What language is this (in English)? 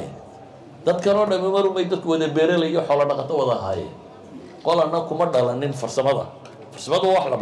Arabic